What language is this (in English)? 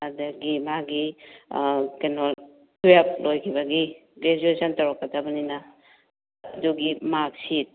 Manipuri